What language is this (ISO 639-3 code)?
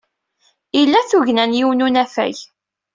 kab